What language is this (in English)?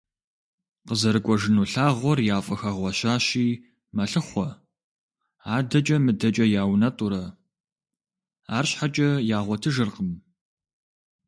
Kabardian